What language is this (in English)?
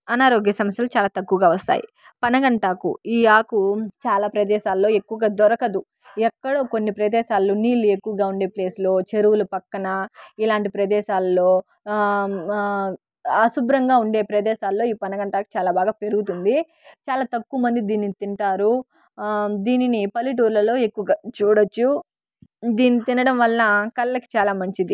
Telugu